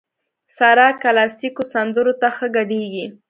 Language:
Pashto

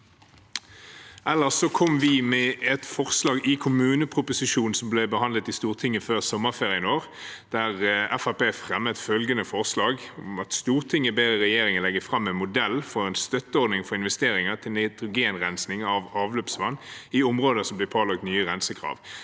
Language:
Norwegian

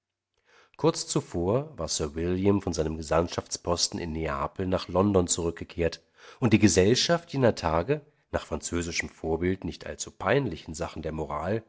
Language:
German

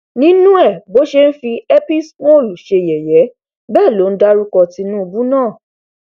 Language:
Yoruba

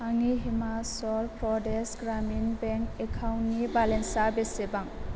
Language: Bodo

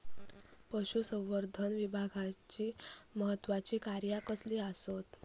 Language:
Marathi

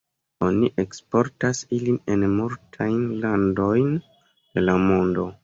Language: Esperanto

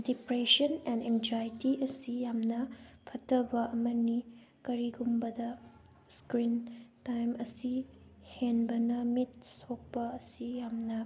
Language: Manipuri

